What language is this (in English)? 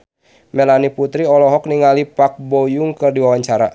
Sundanese